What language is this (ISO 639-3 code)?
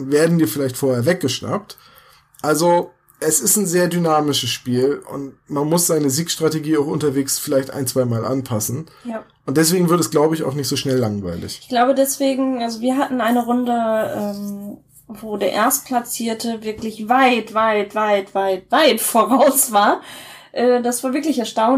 deu